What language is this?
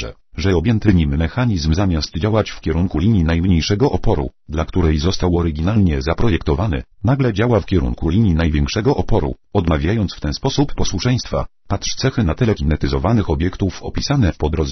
Polish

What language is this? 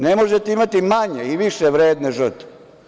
Serbian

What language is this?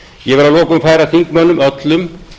Icelandic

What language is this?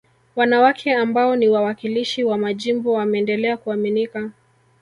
Swahili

